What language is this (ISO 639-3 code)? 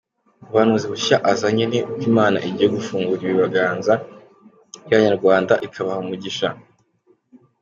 kin